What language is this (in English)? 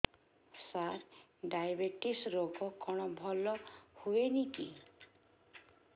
Odia